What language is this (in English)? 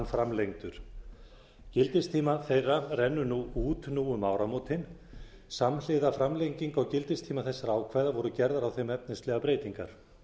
Icelandic